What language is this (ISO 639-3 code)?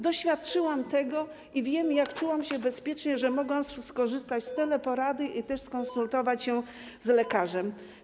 pol